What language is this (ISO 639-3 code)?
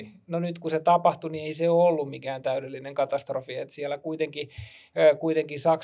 fin